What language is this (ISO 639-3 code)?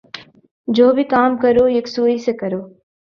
urd